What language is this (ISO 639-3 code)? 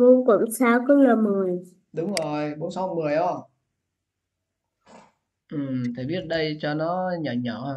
vie